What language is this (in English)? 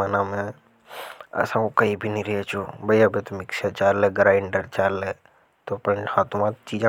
Hadothi